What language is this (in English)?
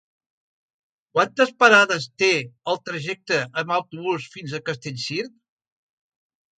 Catalan